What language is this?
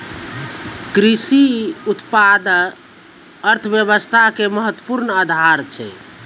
Maithili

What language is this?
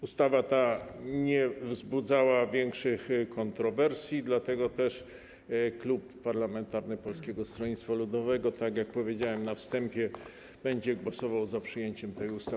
Polish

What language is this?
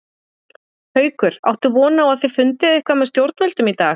Icelandic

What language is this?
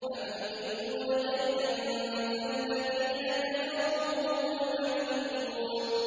Arabic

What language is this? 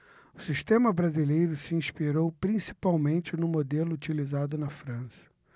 Portuguese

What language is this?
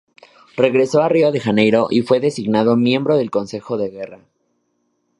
Spanish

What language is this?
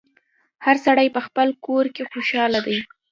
Pashto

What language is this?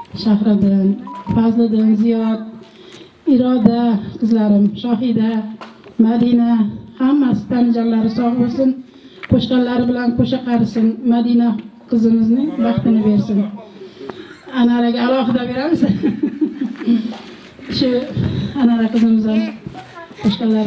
Arabic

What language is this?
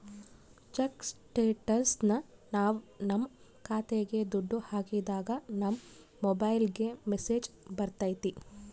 Kannada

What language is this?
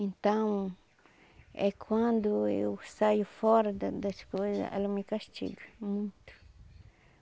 Portuguese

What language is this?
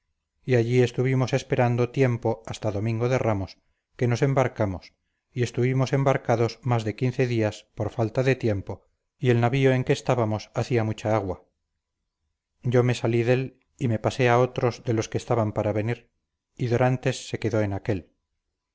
Spanish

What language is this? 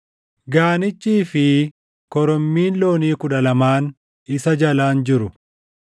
Oromo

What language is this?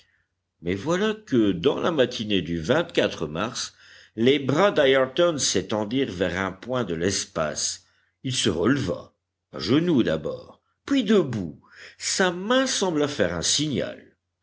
French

